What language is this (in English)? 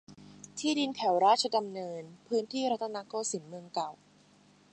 Thai